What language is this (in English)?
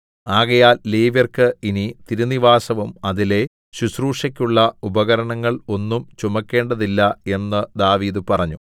Malayalam